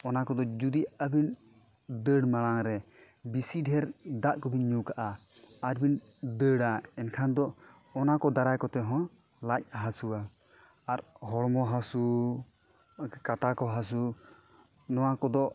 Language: Santali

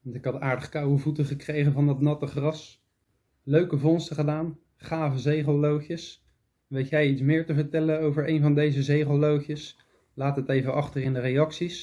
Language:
Dutch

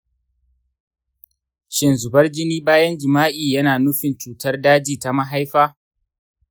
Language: Hausa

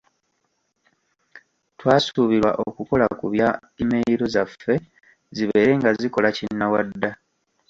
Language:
Ganda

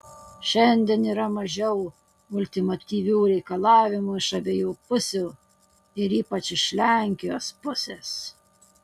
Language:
Lithuanian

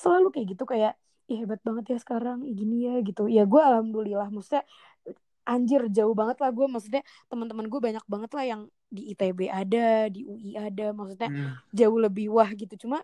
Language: Indonesian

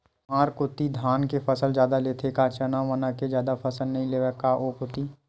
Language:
Chhattisgarhi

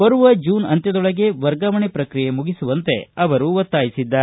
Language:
Kannada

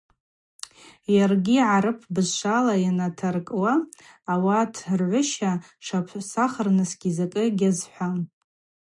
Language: Abaza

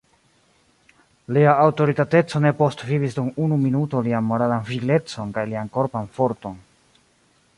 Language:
Esperanto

